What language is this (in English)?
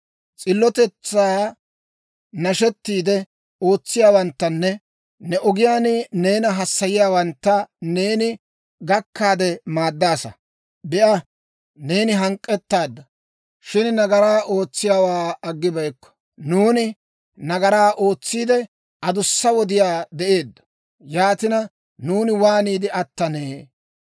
Dawro